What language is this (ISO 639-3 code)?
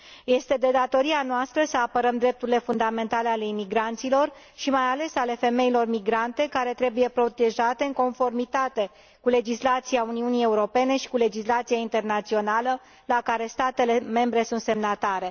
ron